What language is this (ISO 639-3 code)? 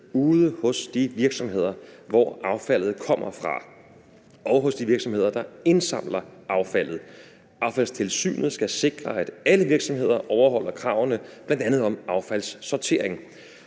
dan